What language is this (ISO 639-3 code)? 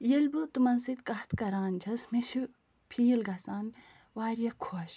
kas